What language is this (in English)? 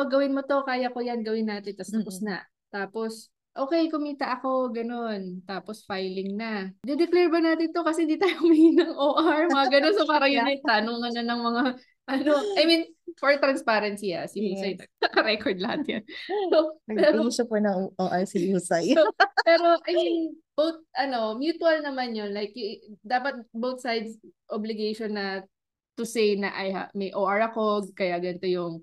Filipino